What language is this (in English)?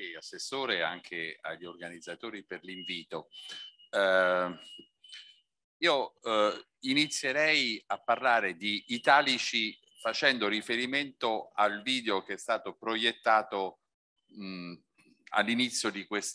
Italian